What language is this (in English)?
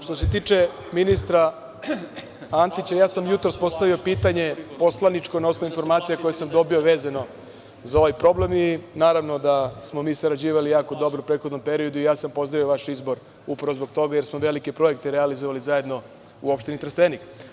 Serbian